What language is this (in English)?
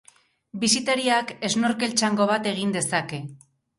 Basque